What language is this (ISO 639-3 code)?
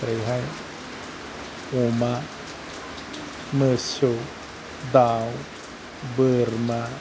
brx